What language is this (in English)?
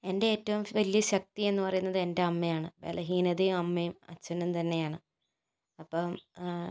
Malayalam